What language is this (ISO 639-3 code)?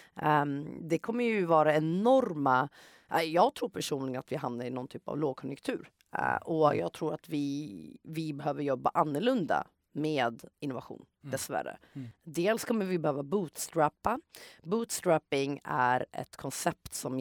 swe